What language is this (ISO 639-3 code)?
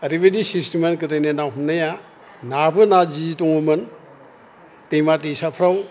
brx